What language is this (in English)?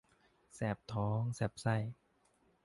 Thai